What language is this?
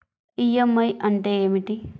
Telugu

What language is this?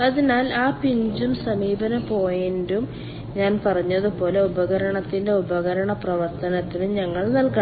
Malayalam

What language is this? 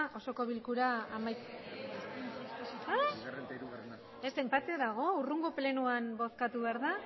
Basque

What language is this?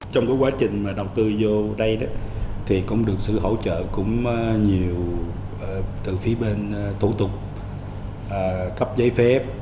Vietnamese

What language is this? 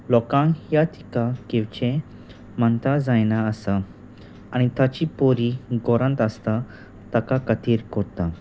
Konkani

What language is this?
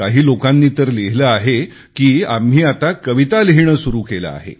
Marathi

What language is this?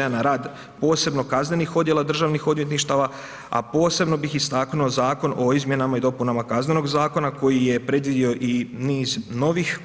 Croatian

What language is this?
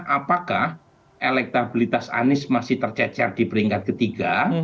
Indonesian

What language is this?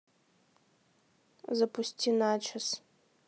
Russian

